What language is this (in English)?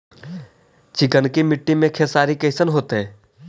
Magahi